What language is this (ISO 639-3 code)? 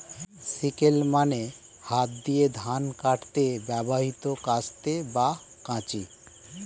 ben